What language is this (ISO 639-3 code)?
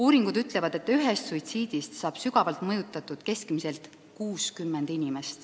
est